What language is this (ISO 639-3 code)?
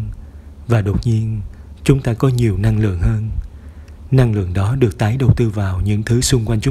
vie